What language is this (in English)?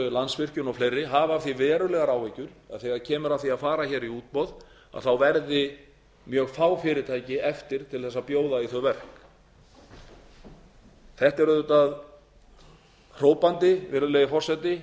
Icelandic